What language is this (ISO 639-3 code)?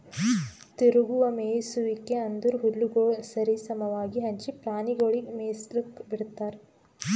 kan